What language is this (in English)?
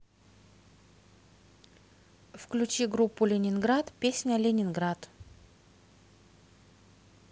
Russian